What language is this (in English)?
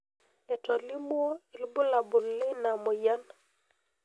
Masai